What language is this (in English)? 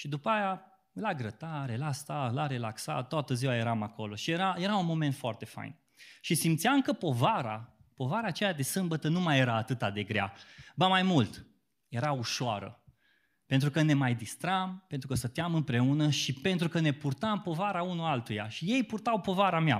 Romanian